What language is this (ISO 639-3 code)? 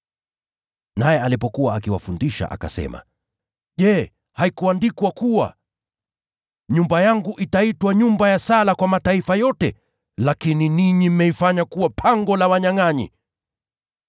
swa